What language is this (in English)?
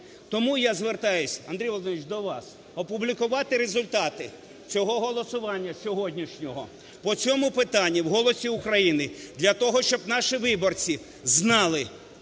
Ukrainian